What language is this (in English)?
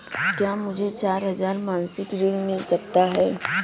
Hindi